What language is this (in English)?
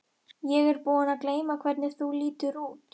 Icelandic